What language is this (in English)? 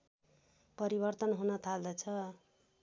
Nepali